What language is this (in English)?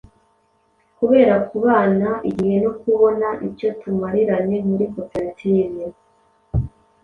Kinyarwanda